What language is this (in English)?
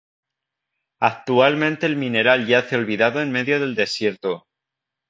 Spanish